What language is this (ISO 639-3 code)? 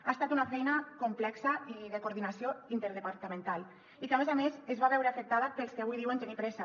cat